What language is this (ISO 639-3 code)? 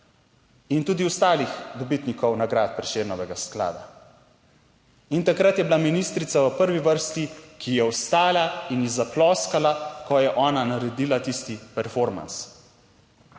slv